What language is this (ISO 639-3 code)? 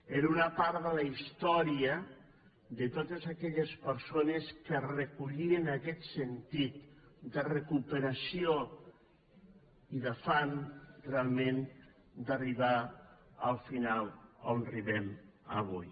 cat